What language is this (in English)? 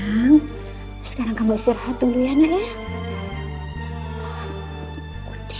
Indonesian